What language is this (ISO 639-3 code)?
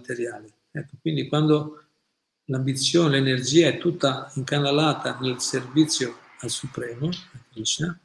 ita